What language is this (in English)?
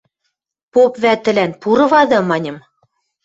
Western Mari